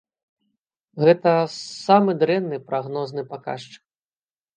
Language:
Belarusian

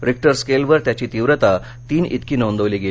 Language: Marathi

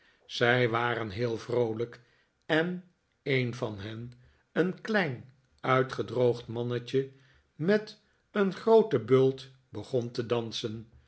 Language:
Dutch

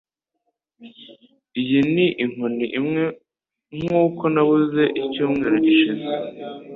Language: Kinyarwanda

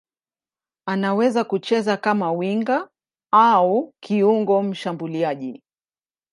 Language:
Swahili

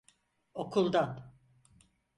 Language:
Turkish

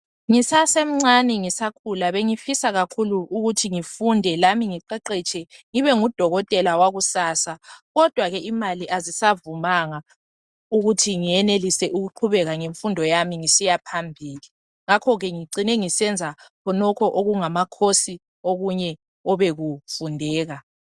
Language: North Ndebele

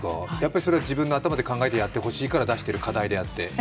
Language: Japanese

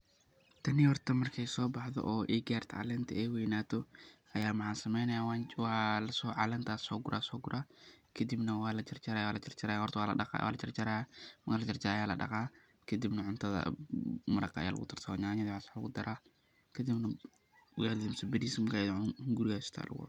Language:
Somali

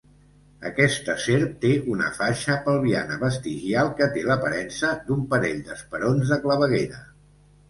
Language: Catalan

